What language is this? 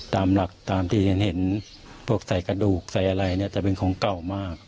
Thai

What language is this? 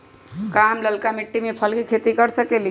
Magahi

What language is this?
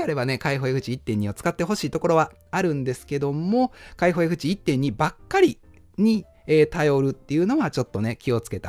Japanese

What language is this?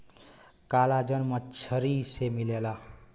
Bhojpuri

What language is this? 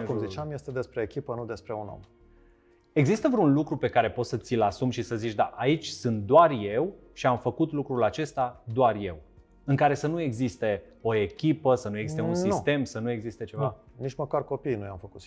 Romanian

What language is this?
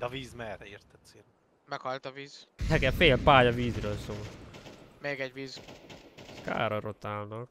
Hungarian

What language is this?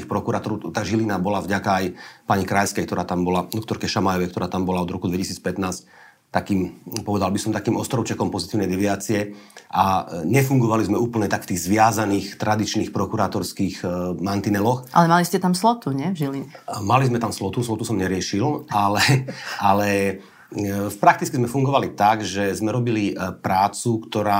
Slovak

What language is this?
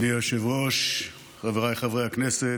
Hebrew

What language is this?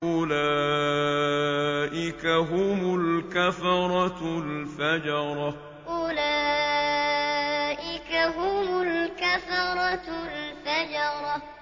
Arabic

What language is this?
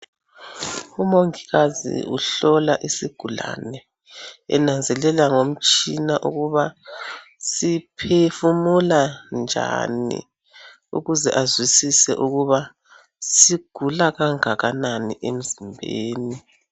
North Ndebele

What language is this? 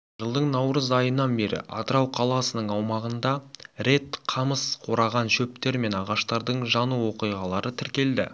Kazakh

